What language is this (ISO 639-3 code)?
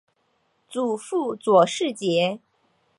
zho